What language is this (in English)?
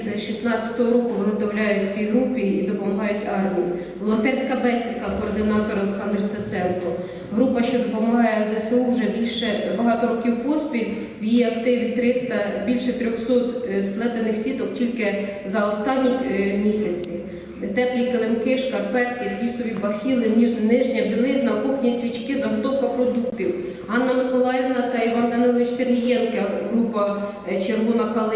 Ukrainian